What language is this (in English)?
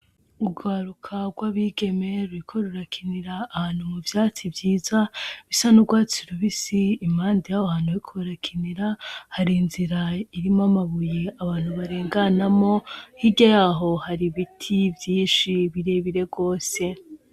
Rundi